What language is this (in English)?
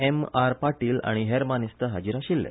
Konkani